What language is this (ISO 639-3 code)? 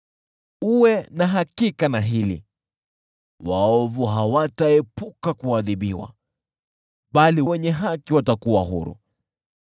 swa